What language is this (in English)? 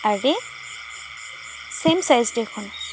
Assamese